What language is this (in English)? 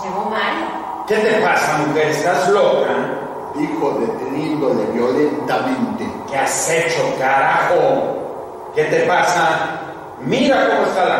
Spanish